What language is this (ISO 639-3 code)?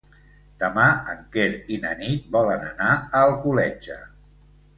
cat